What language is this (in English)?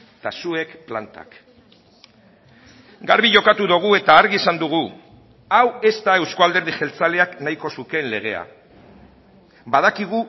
Basque